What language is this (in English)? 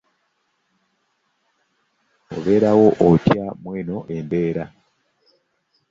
Ganda